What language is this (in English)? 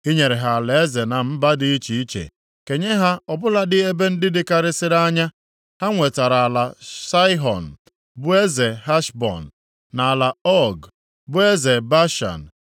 Igbo